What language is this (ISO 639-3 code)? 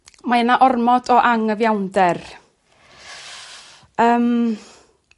cym